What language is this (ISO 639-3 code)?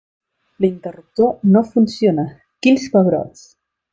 cat